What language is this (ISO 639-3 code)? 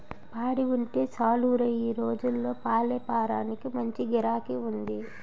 tel